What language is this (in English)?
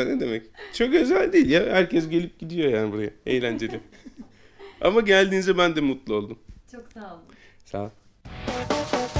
Turkish